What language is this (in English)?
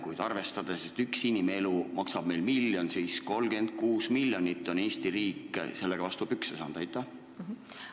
Estonian